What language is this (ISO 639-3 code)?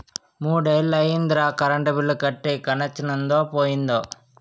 tel